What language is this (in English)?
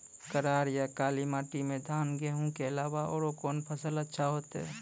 Maithili